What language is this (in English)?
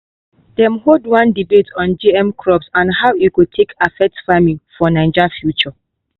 Nigerian Pidgin